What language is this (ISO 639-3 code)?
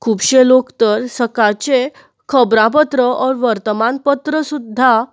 kok